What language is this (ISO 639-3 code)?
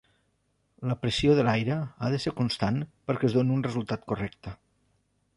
cat